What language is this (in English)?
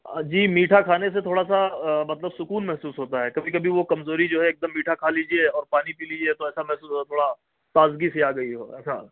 Urdu